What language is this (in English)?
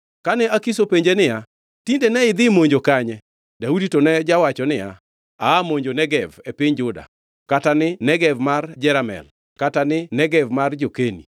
Luo (Kenya and Tanzania)